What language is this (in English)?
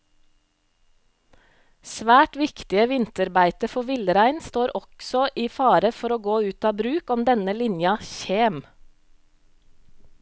Norwegian